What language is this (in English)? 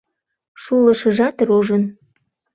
Mari